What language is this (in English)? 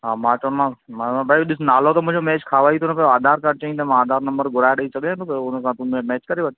Sindhi